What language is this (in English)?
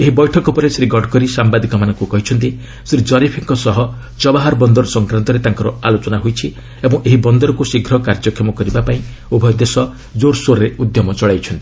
Odia